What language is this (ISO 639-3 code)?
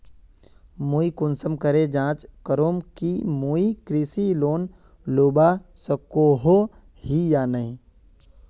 mag